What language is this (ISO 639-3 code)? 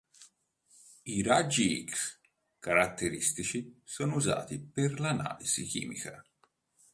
ita